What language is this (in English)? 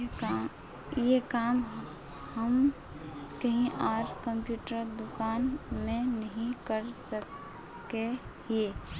Magahi